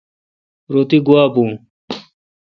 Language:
Kalkoti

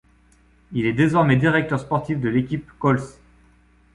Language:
French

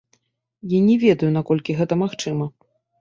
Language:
Belarusian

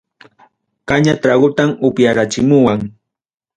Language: Ayacucho Quechua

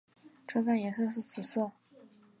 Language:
Chinese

